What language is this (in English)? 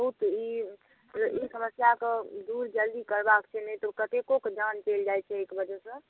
Maithili